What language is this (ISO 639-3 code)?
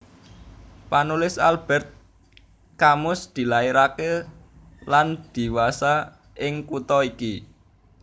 jav